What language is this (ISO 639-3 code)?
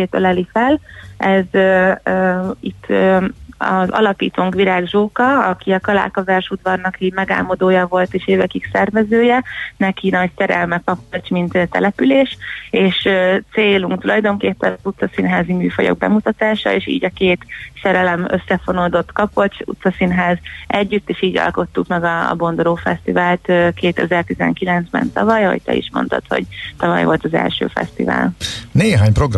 hun